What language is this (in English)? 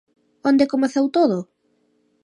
Galician